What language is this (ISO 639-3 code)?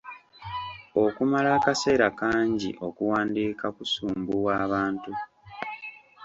lug